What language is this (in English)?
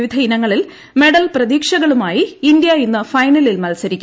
Malayalam